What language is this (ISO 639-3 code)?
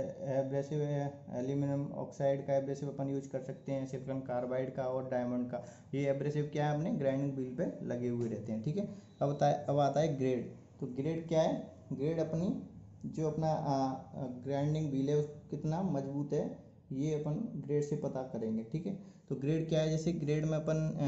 hin